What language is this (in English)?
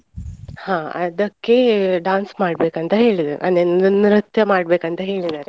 Kannada